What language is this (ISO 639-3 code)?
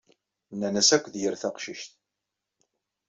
kab